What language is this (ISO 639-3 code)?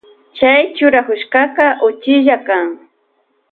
qvj